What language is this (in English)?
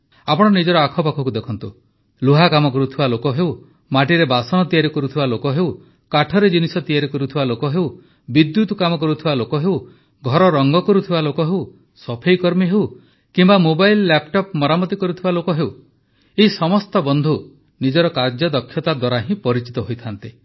Odia